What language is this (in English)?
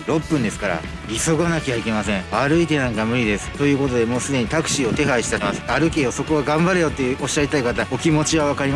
Japanese